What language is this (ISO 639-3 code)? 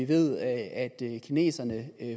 dan